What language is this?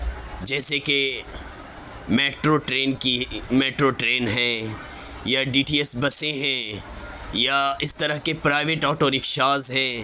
Urdu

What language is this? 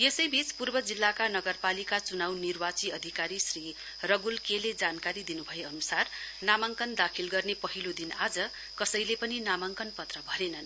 Nepali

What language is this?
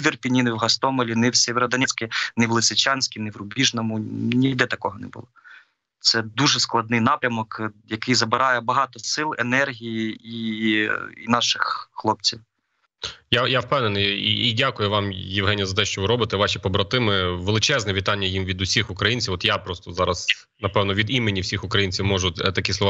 Ukrainian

